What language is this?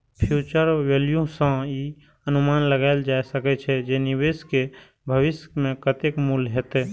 Maithili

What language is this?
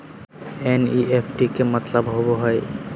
Magahi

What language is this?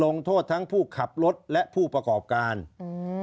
Thai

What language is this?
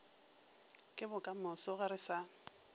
Northern Sotho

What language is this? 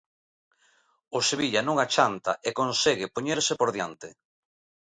Galician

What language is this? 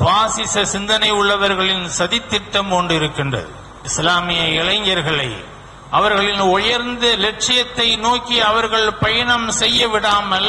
Arabic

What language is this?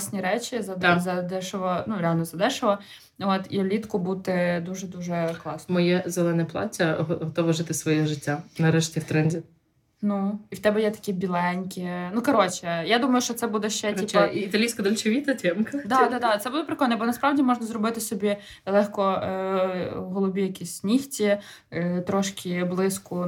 Ukrainian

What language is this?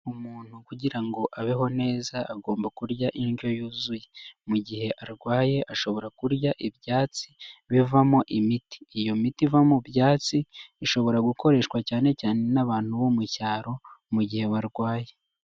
Kinyarwanda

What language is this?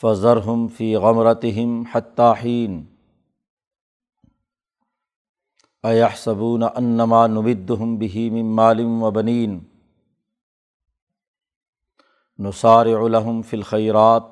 Urdu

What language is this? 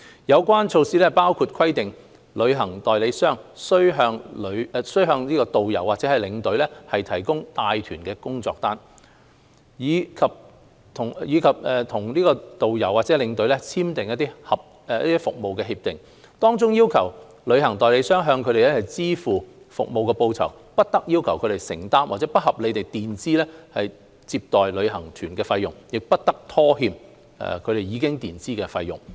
Cantonese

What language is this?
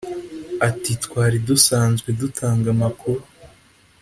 Kinyarwanda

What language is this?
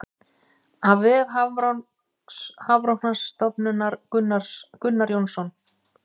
Icelandic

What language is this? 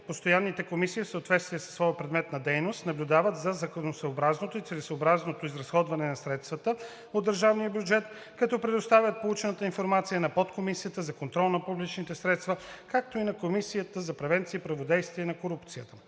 Bulgarian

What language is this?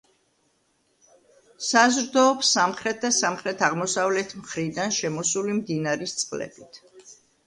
Georgian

